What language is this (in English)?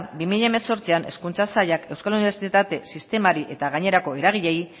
Basque